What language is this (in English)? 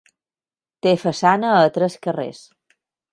Catalan